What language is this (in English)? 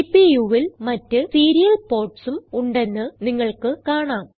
Malayalam